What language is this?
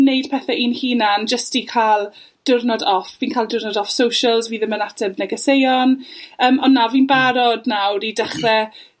Welsh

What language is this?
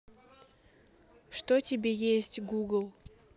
Russian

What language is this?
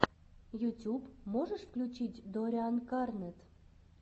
Russian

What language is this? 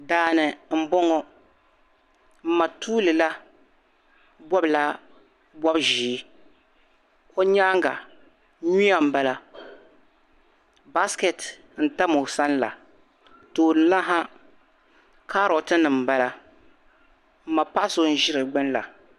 Dagbani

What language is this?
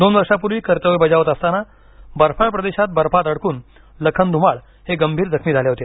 Marathi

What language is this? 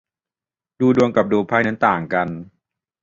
Thai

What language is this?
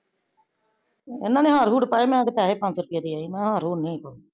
Punjabi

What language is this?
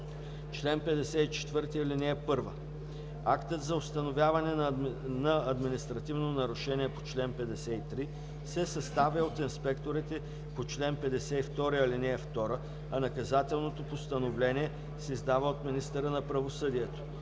Bulgarian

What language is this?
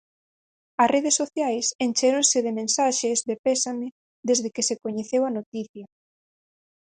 Galician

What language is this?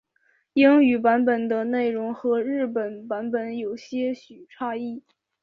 Chinese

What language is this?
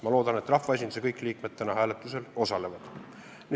Estonian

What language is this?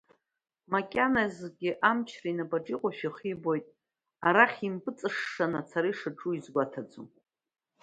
Abkhazian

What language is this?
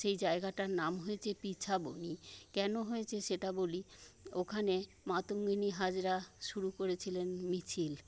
Bangla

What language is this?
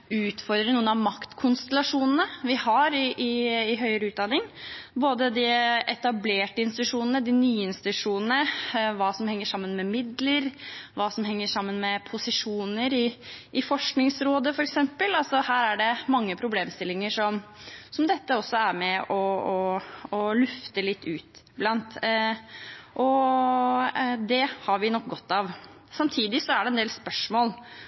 Norwegian Bokmål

